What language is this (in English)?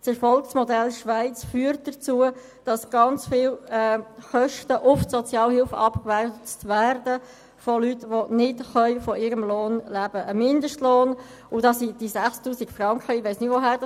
Swiss German